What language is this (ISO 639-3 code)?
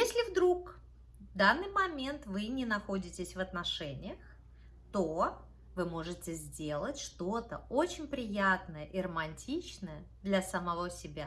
rus